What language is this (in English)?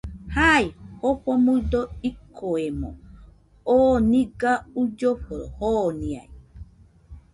Nüpode Huitoto